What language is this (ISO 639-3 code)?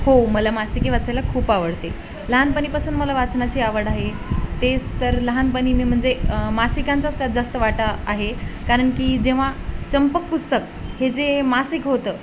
mar